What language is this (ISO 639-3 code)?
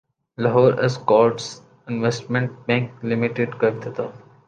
urd